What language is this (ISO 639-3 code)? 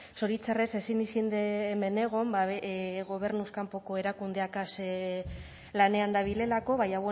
eus